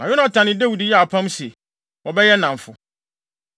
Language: Akan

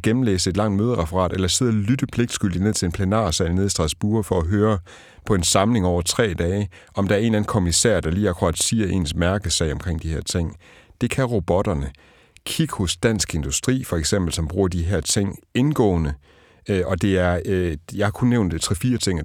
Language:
Danish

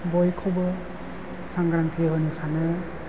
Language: Bodo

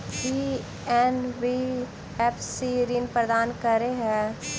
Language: Maithili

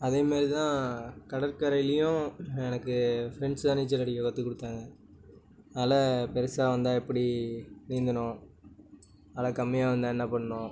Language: Tamil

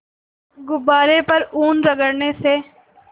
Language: Hindi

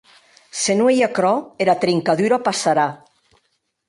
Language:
Occitan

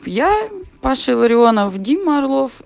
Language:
Russian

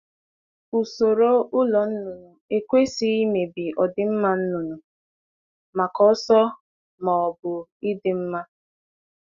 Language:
Igbo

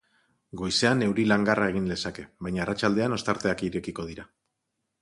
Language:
Basque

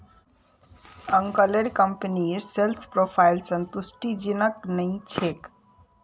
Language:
Magahi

